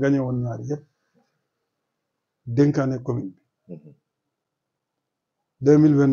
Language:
Arabic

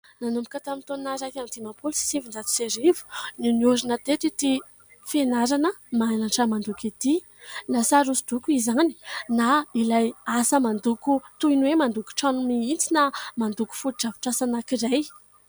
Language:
Malagasy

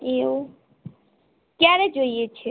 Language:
Gujarati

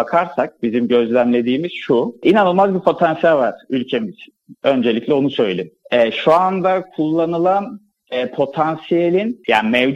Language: Turkish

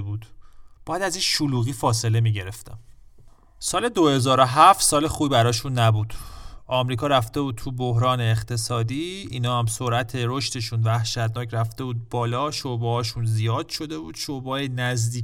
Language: Persian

